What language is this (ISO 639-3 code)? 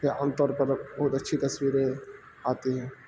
urd